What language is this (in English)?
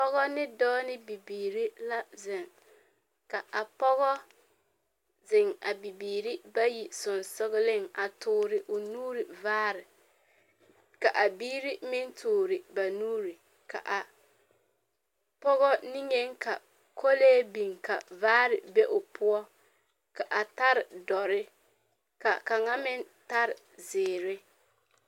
Southern Dagaare